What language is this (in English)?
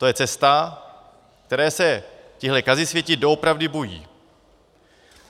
Czech